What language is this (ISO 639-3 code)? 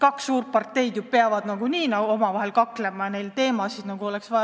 est